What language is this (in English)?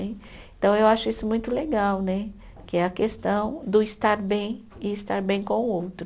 Portuguese